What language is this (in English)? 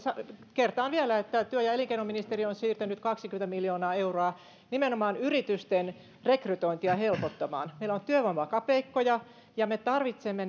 Finnish